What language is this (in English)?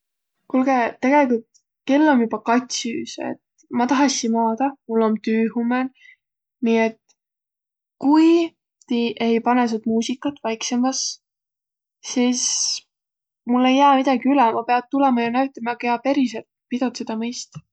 Võro